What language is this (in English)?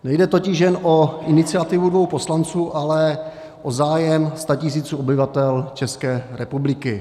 Czech